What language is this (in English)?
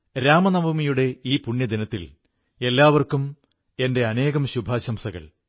Malayalam